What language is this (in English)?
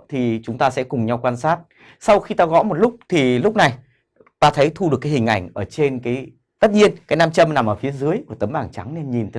Vietnamese